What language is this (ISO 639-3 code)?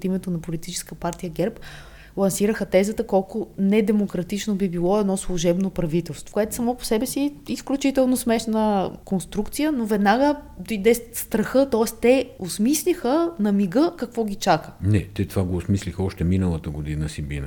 bul